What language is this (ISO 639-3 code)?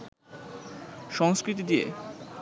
ben